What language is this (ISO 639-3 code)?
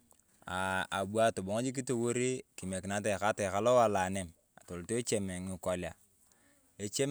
tuv